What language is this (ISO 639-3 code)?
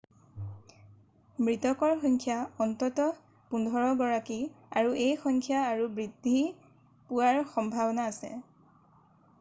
asm